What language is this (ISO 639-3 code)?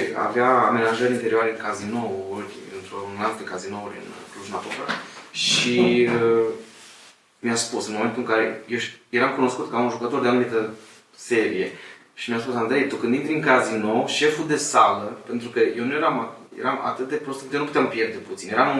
ron